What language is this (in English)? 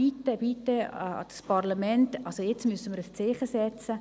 Swiss German